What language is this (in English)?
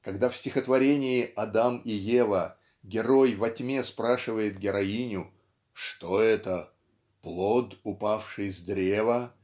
Russian